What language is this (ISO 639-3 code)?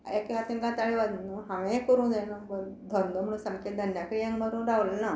kok